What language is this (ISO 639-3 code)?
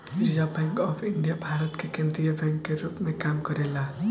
bho